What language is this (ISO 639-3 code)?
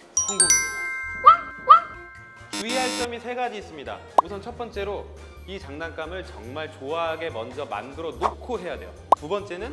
kor